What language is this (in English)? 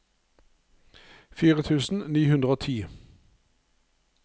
Norwegian